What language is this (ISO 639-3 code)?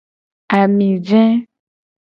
gej